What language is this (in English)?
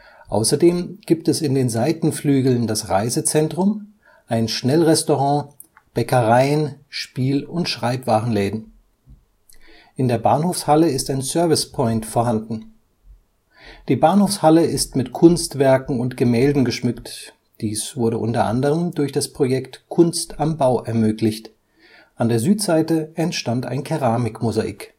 German